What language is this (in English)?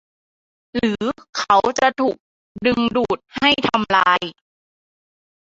Thai